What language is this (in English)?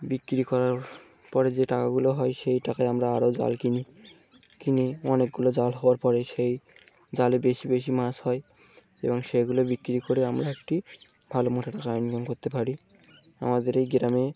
Bangla